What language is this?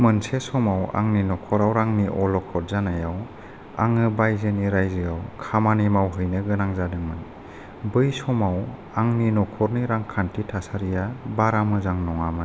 Bodo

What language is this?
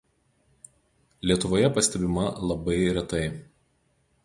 Lithuanian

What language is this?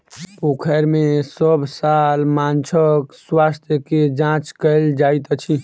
Maithili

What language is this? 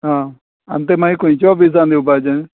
Konkani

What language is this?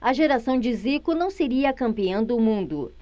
Portuguese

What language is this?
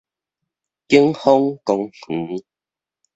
Min Nan Chinese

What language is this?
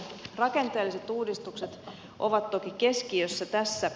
Finnish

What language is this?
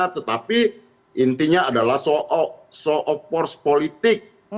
Indonesian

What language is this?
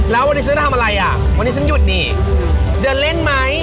Thai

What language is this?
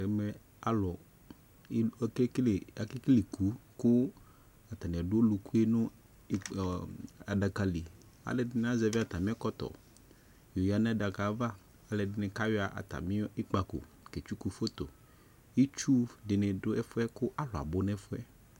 Ikposo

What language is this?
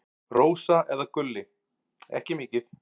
Icelandic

